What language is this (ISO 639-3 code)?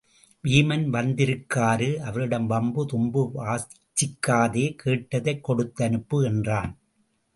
tam